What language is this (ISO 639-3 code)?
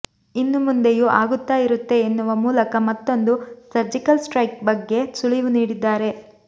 kan